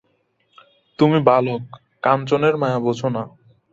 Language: Bangla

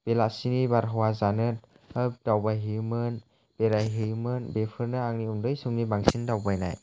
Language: Bodo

